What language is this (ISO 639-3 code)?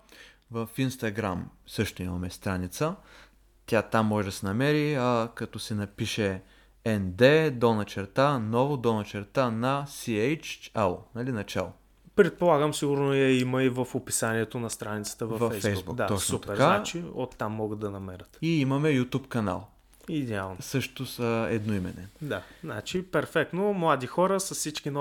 bul